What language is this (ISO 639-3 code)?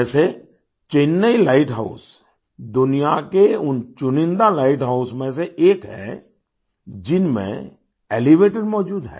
hin